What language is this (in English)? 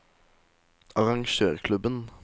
Norwegian